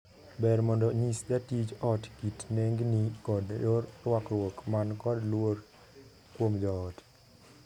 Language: Luo (Kenya and Tanzania)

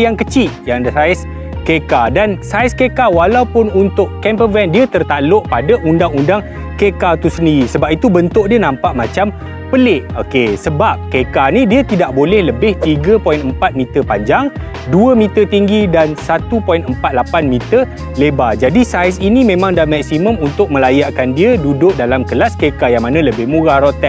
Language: Malay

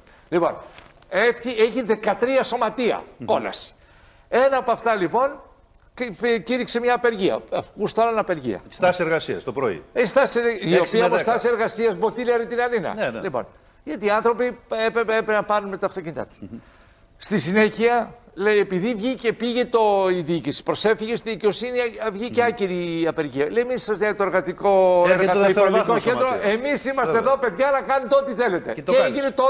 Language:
Greek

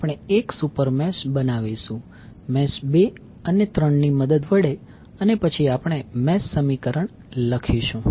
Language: Gujarati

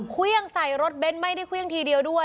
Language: Thai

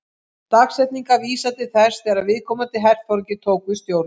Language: Icelandic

